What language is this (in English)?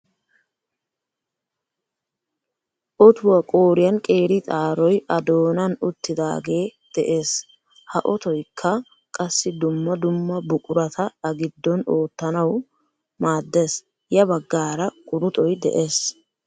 Wolaytta